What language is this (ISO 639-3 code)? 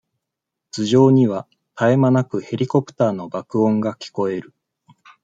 jpn